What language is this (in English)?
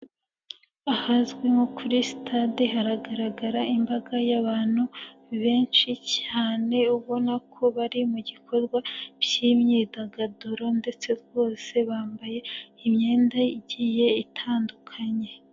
Kinyarwanda